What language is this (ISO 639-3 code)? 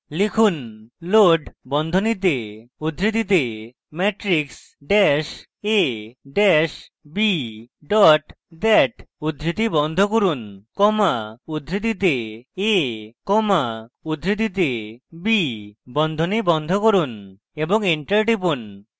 ben